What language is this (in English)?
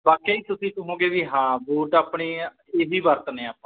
Punjabi